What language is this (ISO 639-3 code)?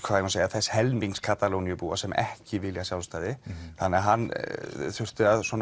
isl